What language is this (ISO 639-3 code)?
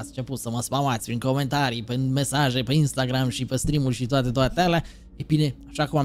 ron